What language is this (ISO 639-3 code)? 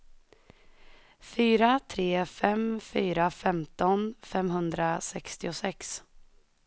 swe